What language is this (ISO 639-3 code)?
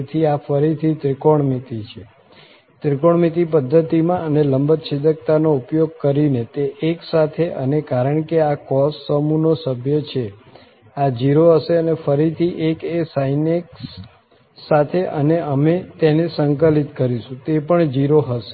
guj